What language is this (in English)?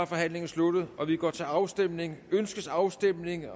Danish